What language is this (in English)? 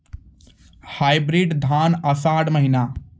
Maithili